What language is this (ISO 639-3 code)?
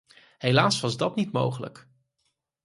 nld